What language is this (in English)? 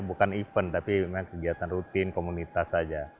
Indonesian